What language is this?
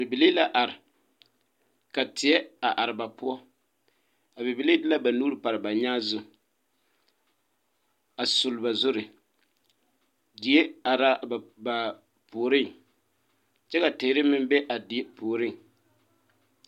Southern Dagaare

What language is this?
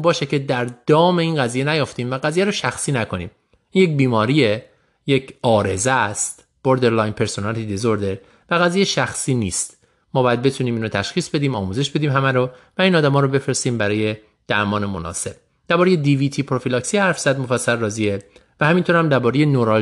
Persian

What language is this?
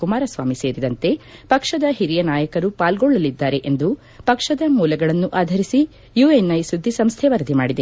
Kannada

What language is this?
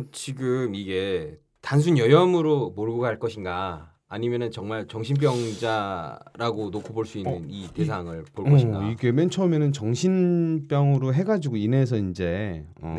Korean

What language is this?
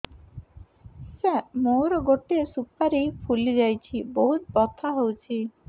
Odia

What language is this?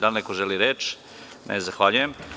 Serbian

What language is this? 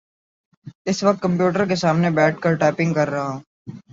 Urdu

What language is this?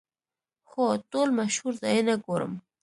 Pashto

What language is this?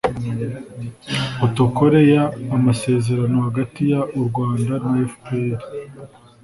Kinyarwanda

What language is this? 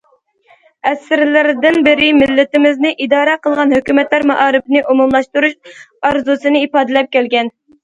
Uyghur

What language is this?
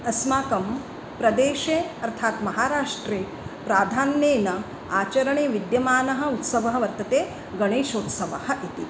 Sanskrit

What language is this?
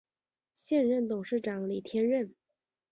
Chinese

